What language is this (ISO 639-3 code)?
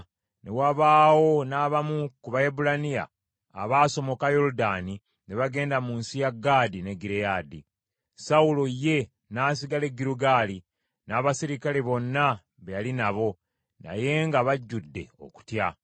lug